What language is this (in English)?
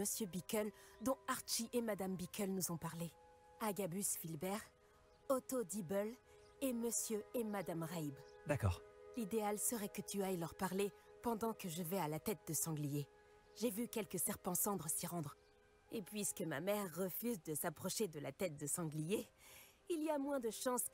French